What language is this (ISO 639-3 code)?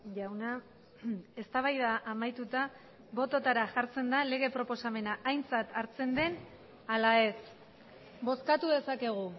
eus